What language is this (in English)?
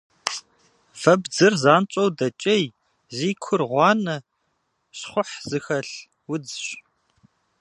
Kabardian